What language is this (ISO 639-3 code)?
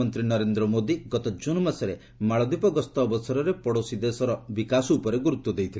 ori